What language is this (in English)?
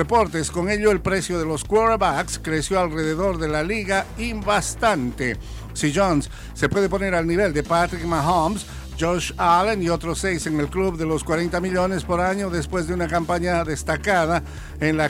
Spanish